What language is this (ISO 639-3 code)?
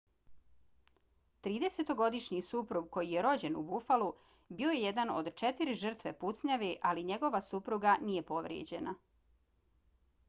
bos